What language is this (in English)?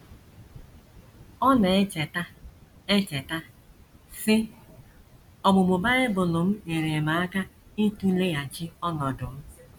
Igbo